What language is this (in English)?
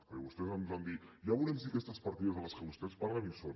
Catalan